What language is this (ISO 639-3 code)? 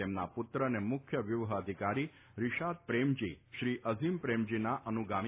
guj